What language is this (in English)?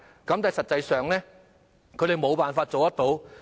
Cantonese